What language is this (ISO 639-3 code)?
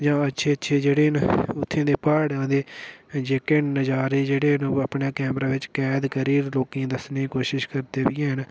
doi